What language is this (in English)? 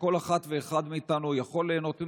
Hebrew